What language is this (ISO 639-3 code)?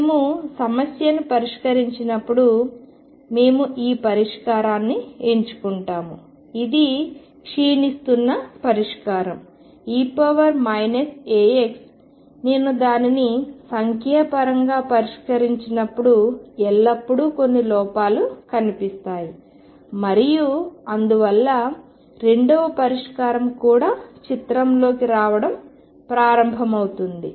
tel